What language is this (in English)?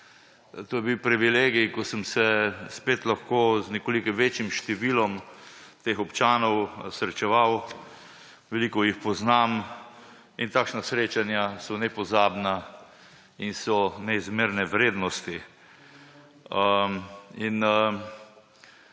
Slovenian